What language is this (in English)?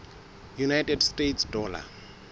Southern Sotho